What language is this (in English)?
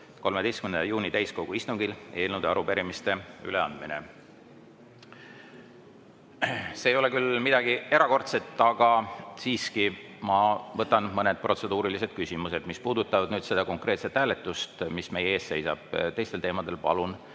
Estonian